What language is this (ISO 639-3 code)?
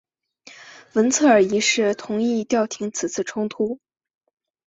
zho